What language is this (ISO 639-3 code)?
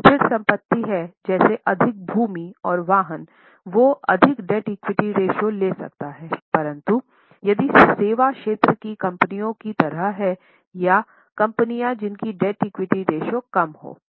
hin